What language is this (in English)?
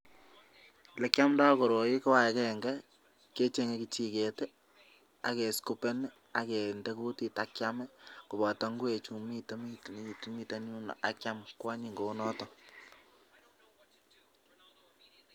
Kalenjin